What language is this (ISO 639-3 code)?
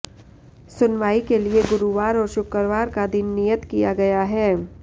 hin